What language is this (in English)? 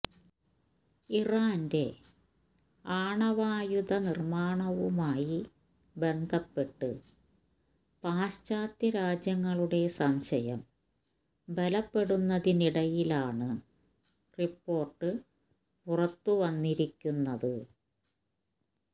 Malayalam